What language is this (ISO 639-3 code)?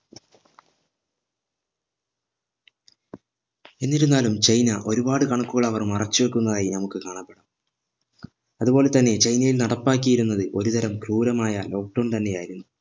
mal